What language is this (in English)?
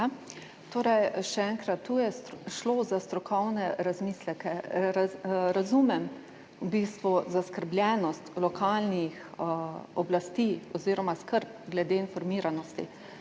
Slovenian